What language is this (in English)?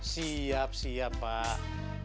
Indonesian